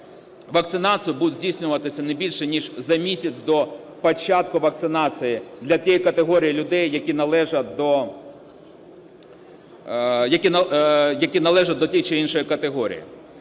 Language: Ukrainian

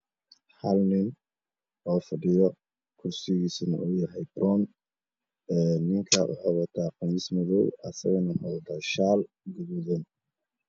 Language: Somali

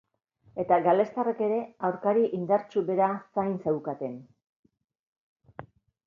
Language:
Basque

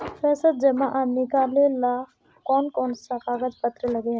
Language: Magahi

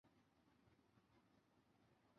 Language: Chinese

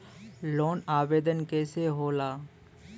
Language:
Bhojpuri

